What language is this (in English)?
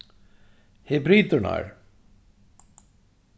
Faroese